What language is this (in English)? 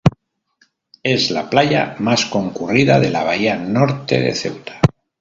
Spanish